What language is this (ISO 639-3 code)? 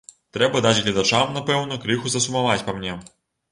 bel